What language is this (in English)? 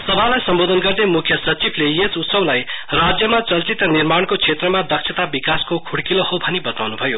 Nepali